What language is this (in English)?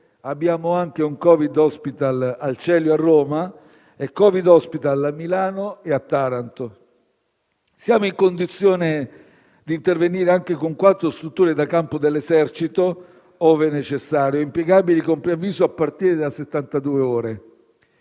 Italian